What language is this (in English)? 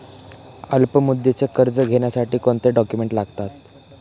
Marathi